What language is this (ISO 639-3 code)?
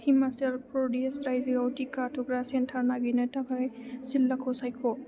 brx